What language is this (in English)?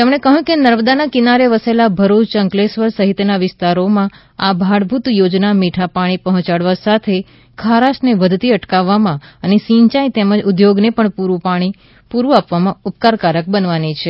Gujarati